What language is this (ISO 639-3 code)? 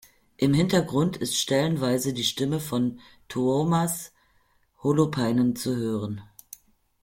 deu